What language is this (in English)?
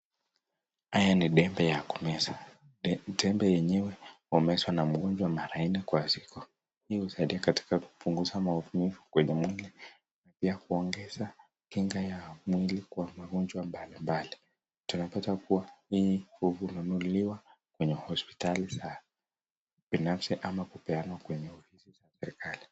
Swahili